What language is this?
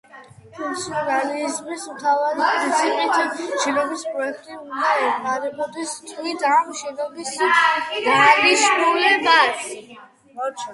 Georgian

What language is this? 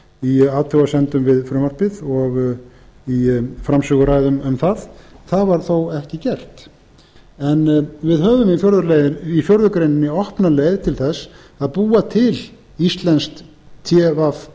Icelandic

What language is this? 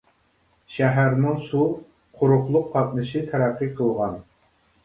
Uyghur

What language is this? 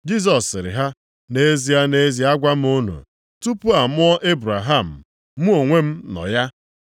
Igbo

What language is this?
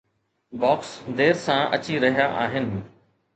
Sindhi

